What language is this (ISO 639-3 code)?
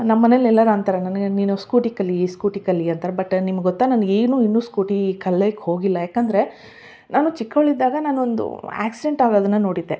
kan